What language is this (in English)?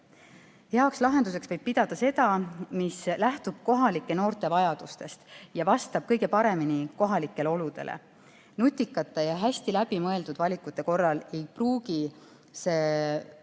Estonian